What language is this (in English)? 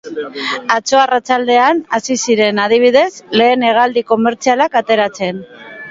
Basque